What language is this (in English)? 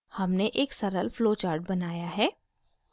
Hindi